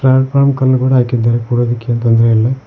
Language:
Kannada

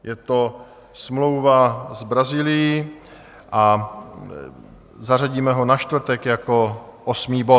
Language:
Czech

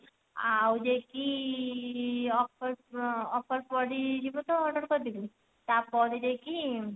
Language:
Odia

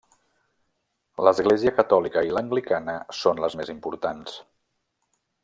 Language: Catalan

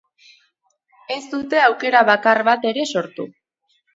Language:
Basque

